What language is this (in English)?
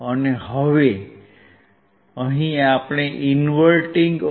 Gujarati